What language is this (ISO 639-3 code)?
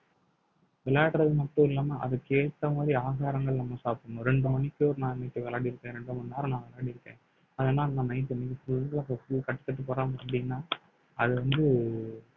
tam